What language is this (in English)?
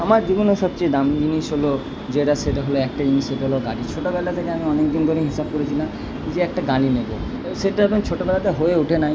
Bangla